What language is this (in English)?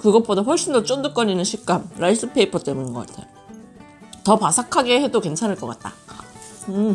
Korean